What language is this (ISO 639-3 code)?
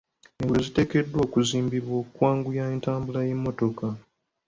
lug